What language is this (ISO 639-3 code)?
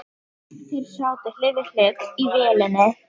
isl